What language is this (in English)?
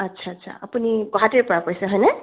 Assamese